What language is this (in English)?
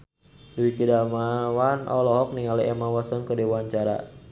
Sundanese